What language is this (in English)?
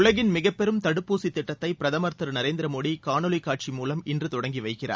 Tamil